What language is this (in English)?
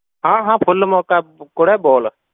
Punjabi